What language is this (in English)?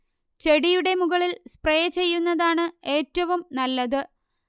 Malayalam